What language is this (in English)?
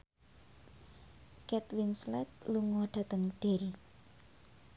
Javanese